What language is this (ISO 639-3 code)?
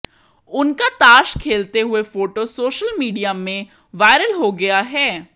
hin